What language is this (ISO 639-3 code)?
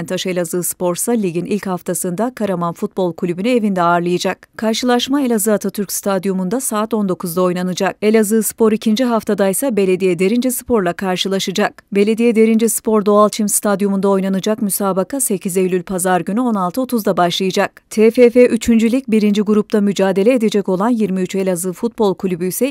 tur